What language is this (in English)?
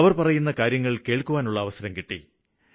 Malayalam